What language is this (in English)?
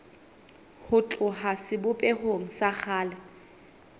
Southern Sotho